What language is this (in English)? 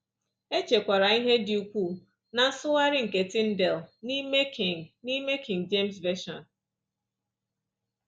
Igbo